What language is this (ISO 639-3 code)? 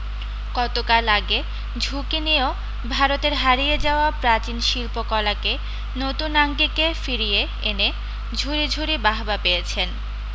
ben